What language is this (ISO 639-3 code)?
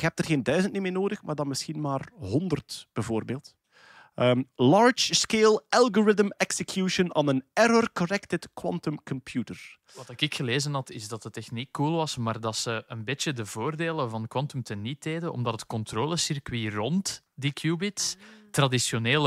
nld